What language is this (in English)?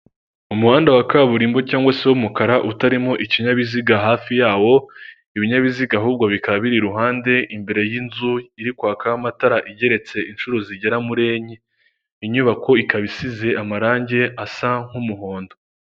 Kinyarwanda